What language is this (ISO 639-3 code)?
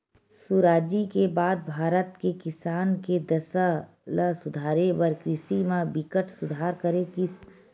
hne